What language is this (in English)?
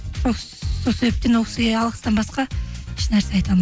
Kazakh